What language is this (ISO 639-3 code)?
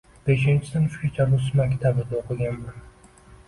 uzb